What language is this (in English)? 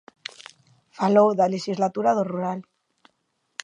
Galician